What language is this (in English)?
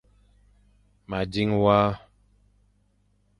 Fang